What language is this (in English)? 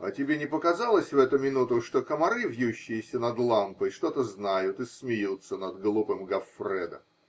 Russian